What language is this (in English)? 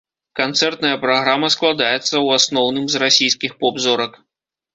Belarusian